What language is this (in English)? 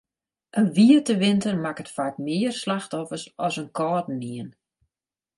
Western Frisian